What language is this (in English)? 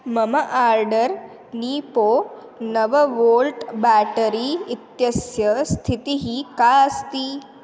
Sanskrit